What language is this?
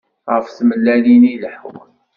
Kabyle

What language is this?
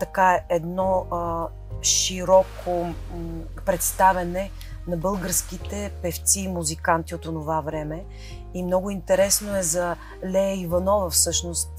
Bulgarian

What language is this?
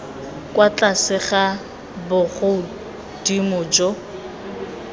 Tswana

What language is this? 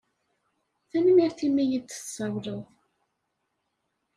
Kabyle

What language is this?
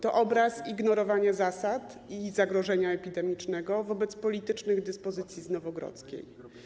Polish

